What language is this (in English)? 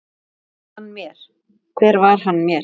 Icelandic